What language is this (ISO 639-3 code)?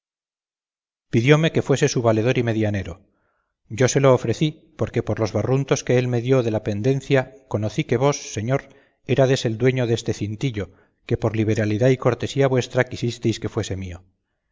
spa